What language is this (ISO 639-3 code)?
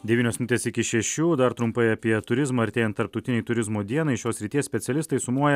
lit